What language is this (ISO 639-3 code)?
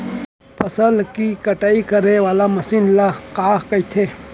hne